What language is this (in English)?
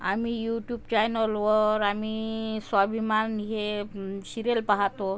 Marathi